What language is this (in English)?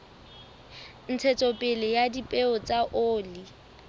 Southern Sotho